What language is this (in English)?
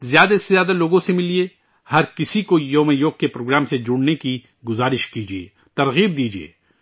Urdu